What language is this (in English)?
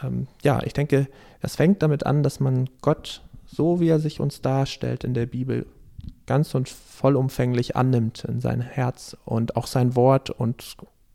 German